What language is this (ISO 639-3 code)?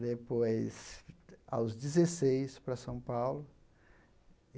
por